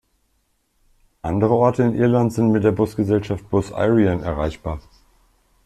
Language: German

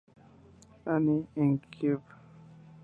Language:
Spanish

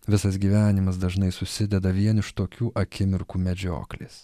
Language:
Lithuanian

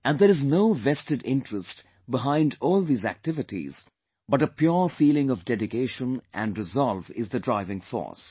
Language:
English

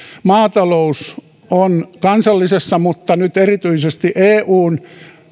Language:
Finnish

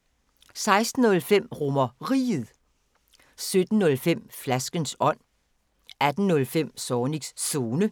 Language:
Danish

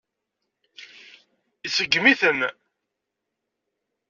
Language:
Kabyle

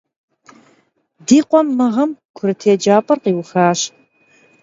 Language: Kabardian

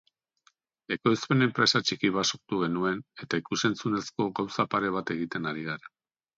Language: Basque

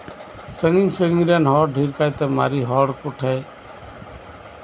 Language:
Santali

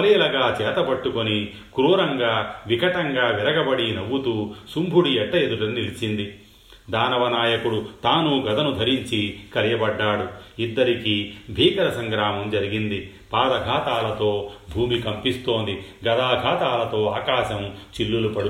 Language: Telugu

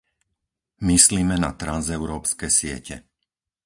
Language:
Slovak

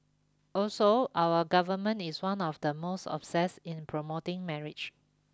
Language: English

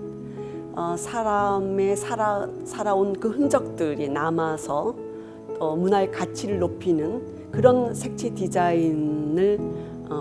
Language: Korean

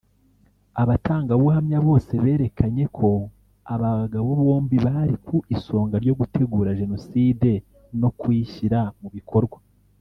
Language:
Kinyarwanda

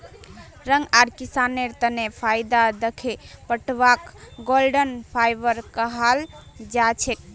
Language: Magahi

